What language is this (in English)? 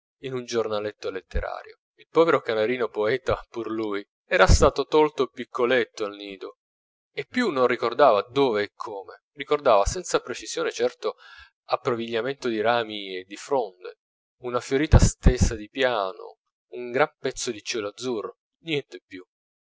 Italian